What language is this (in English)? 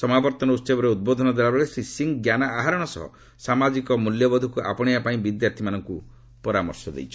Odia